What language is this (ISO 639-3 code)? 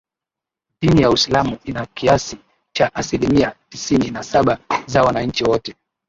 swa